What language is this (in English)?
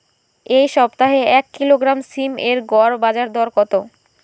Bangla